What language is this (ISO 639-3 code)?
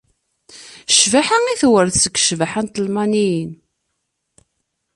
kab